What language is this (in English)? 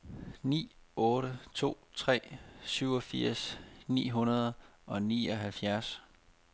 Danish